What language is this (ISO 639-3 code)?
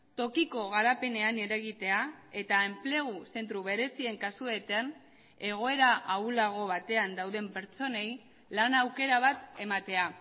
eus